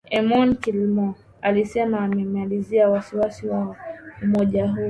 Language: Swahili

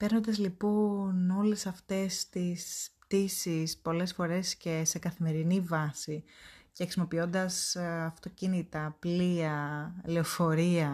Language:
Greek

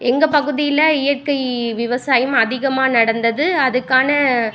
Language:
Tamil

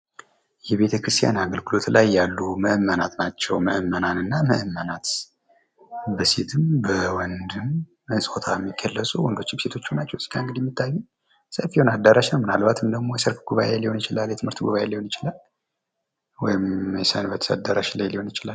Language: Amharic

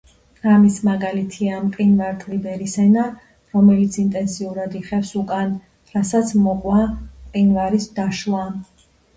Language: Georgian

